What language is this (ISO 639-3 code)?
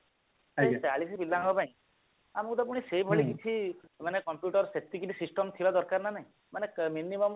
ori